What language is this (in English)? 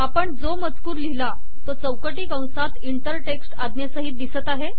Marathi